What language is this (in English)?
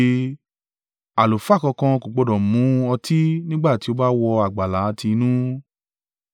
Yoruba